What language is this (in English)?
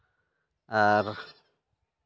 Santali